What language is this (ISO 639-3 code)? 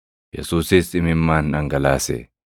orm